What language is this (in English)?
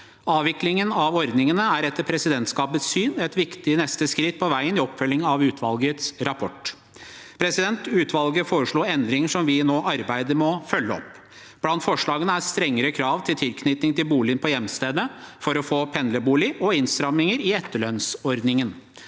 Norwegian